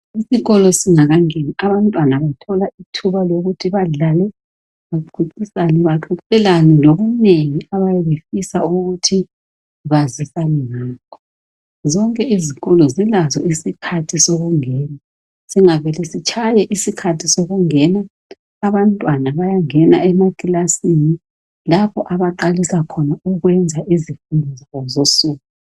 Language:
North Ndebele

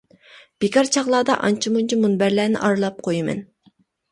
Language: Uyghur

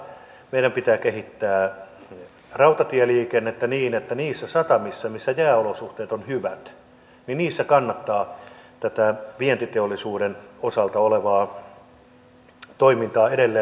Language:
Finnish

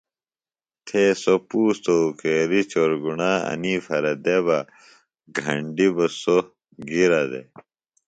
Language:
Phalura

